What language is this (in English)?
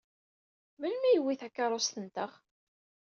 Kabyle